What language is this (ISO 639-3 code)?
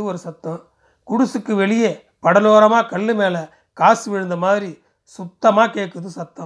tam